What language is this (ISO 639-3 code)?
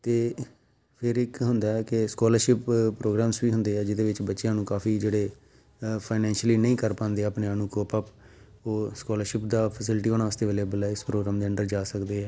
pan